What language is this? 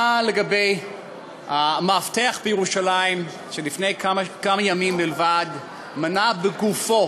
Hebrew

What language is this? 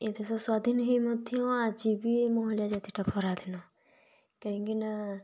Odia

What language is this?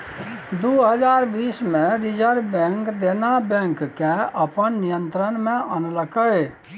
Maithili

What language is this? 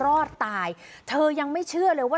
Thai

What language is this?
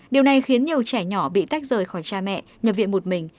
Vietnamese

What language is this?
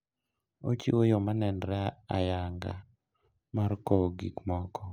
Luo (Kenya and Tanzania)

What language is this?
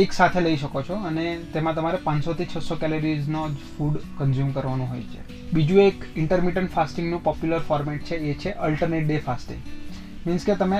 Gujarati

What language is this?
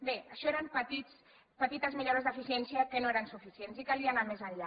Catalan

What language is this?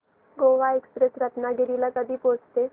Marathi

